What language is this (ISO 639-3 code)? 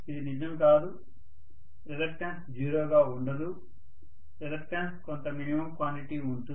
tel